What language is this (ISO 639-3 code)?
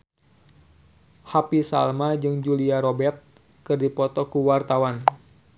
sun